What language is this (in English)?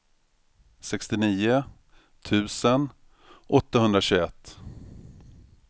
Swedish